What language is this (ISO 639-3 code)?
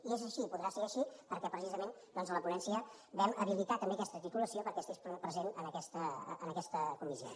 cat